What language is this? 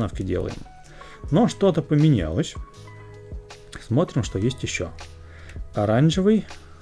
Russian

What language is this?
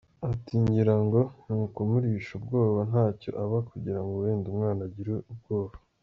Kinyarwanda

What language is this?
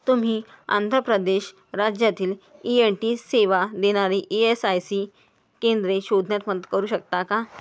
Marathi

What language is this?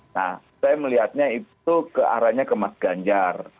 Indonesian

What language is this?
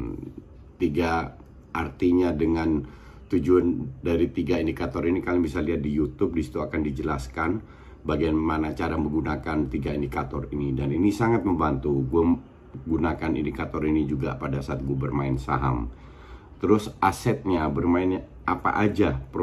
Indonesian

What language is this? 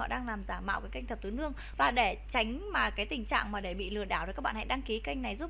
Vietnamese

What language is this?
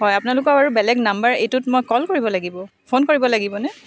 Assamese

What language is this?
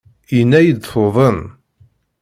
Kabyle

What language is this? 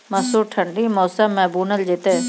Maithili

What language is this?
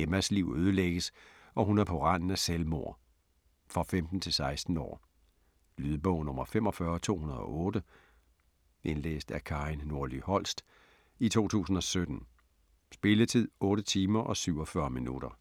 Danish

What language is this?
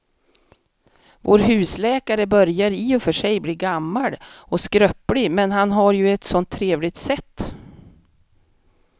Swedish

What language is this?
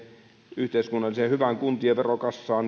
Finnish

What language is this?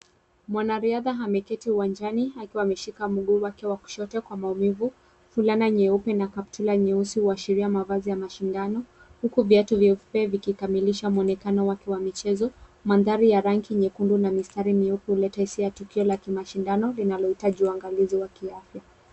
Swahili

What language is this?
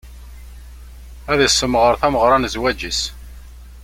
Kabyle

